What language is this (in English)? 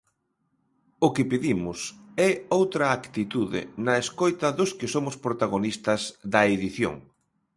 Galician